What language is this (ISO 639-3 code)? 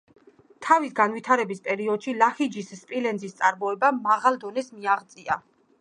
kat